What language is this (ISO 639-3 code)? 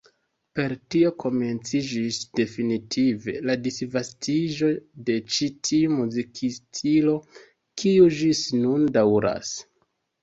epo